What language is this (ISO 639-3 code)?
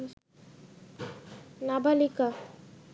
ben